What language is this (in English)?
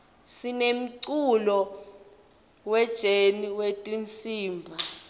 Swati